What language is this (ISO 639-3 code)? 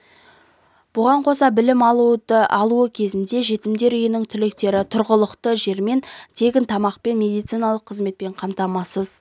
kaz